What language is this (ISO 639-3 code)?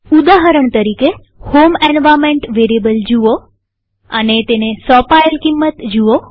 guj